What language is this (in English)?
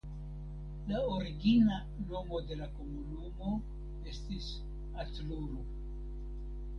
Esperanto